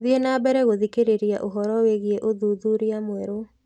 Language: Kikuyu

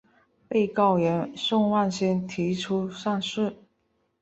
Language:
Chinese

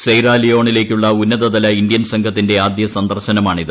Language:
Malayalam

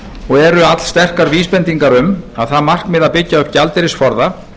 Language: Icelandic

